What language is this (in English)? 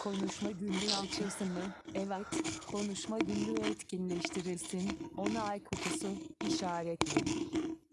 Turkish